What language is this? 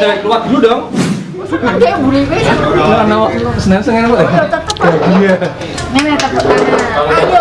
Indonesian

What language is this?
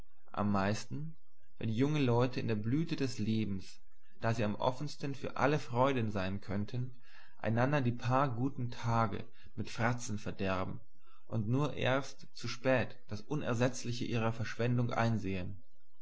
German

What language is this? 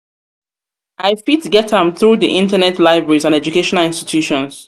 Nigerian Pidgin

